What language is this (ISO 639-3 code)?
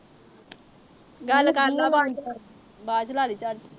pan